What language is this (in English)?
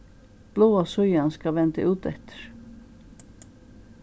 Faroese